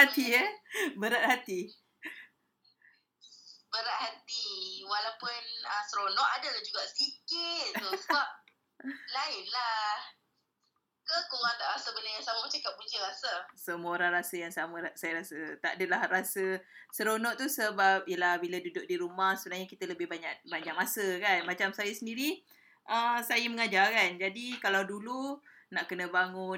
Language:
Malay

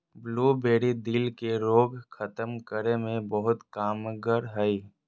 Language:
Magahi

